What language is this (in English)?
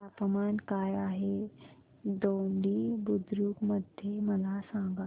Marathi